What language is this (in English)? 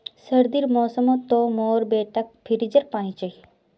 Magahi